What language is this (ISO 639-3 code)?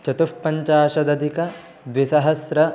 san